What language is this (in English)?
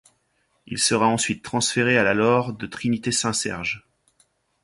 French